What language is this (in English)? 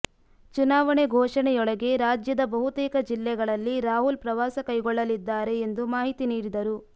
Kannada